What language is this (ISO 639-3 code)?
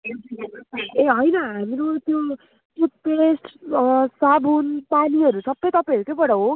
nep